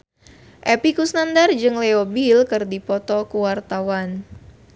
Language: Sundanese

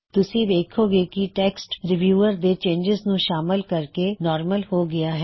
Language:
Punjabi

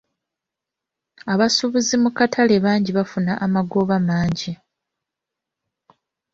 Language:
Ganda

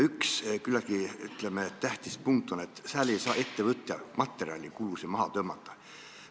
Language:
Estonian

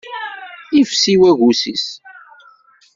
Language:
Kabyle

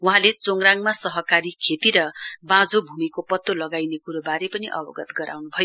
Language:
Nepali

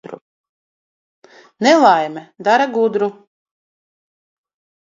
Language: Latvian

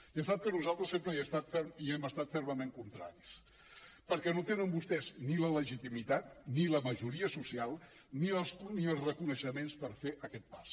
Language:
Catalan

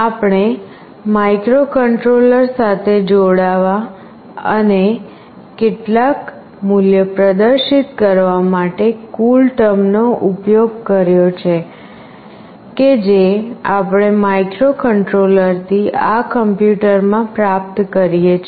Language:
Gujarati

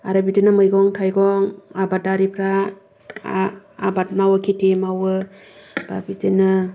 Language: Bodo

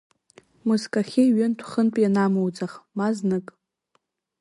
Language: Abkhazian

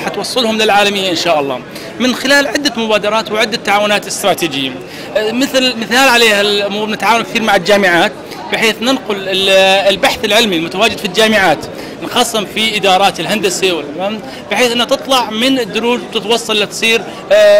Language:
Arabic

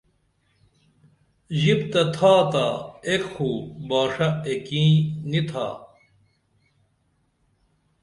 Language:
Dameli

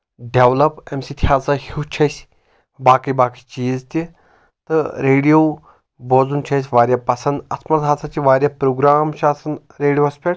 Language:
Kashmiri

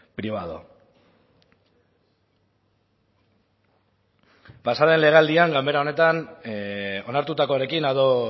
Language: Basque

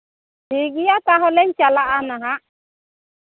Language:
Santali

